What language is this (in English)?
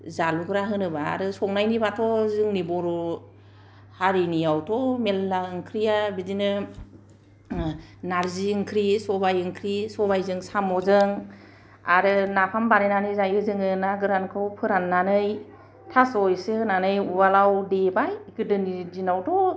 Bodo